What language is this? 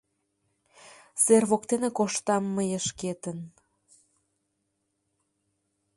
Mari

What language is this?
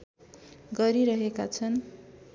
Nepali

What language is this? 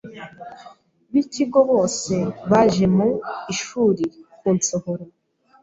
Kinyarwanda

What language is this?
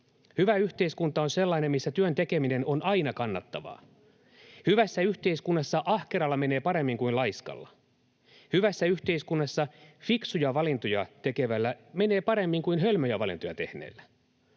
Finnish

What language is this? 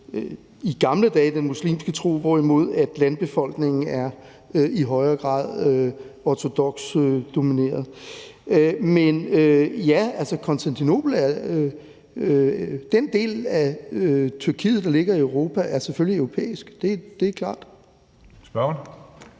Danish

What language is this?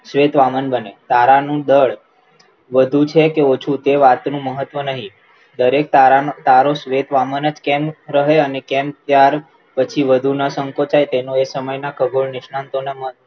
Gujarati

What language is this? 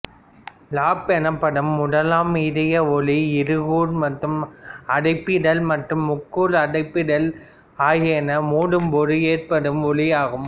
Tamil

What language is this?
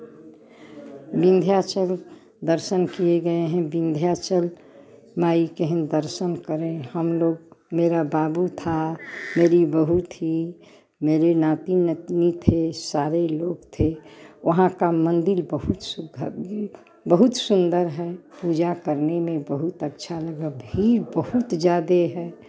Hindi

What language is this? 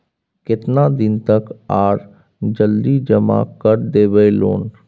Maithili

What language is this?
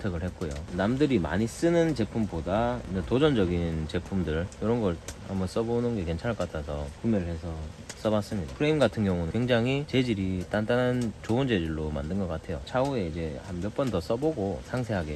Korean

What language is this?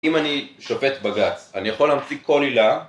Hebrew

